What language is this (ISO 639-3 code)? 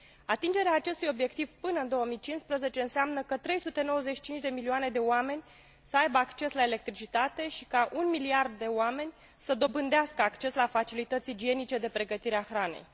ron